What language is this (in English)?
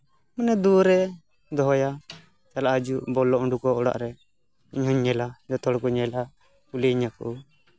Santali